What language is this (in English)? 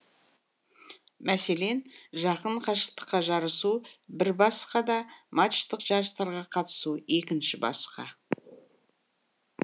Kazakh